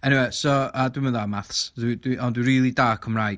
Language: Welsh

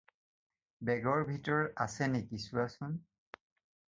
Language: Assamese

